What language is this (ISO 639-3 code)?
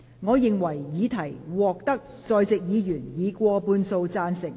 yue